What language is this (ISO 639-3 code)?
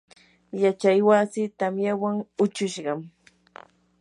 qur